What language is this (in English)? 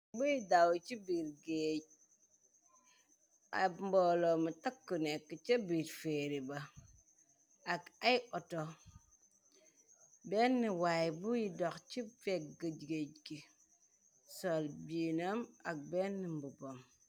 Wolof